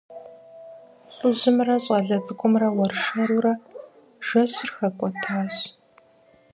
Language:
Kabardian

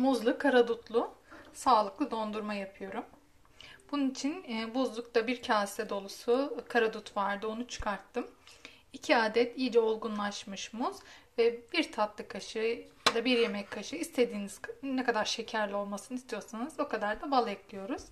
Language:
Turkish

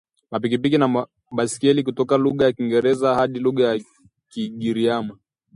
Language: Swahili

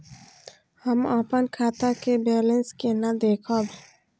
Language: Maithili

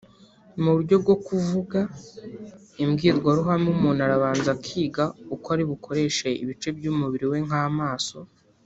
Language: Kinyarwanda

